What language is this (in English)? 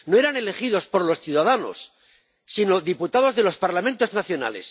Spanish